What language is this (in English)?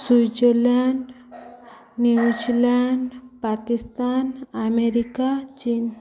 Odia